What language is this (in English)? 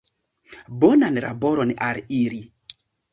Esperanto